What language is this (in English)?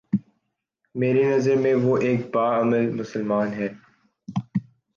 Urdu